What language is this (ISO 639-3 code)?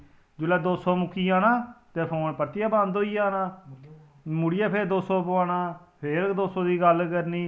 doi